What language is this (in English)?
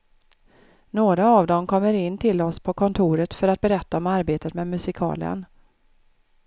Swedish